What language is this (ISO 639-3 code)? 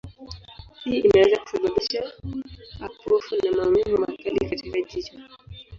swa